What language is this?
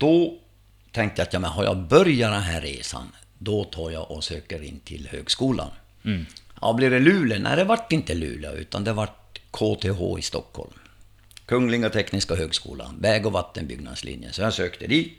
Swedish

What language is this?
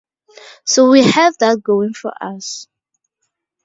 English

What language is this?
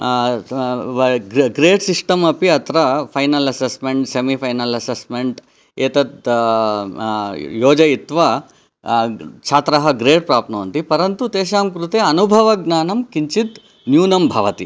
Sanskrit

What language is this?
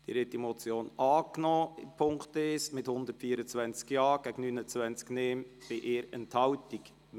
Swiss German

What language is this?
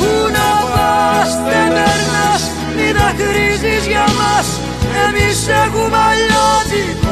Greek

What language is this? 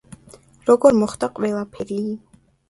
Georgian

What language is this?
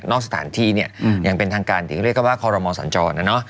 Thai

